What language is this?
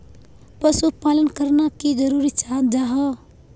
Magahi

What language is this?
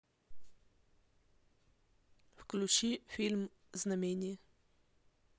Russian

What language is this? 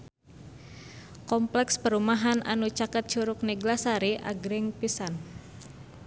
Sundanese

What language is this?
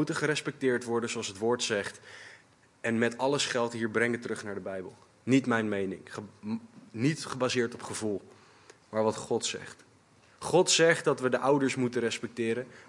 Dutch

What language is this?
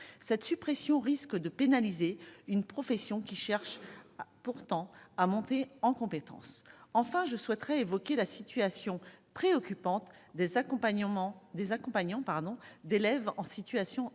French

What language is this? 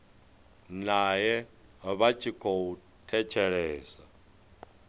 Venda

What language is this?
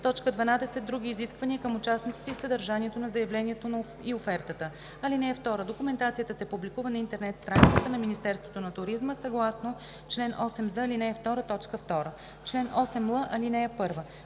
Bulgarian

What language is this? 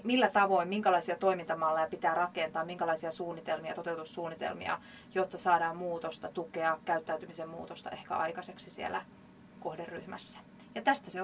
Finnish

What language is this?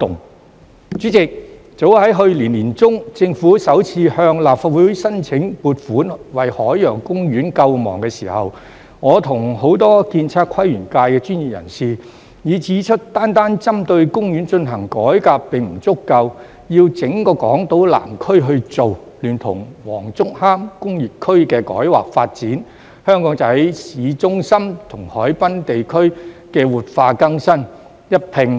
Cantonese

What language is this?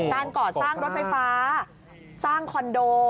Thai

